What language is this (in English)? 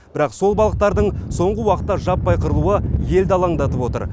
Kazakh